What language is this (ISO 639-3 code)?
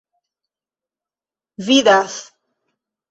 epo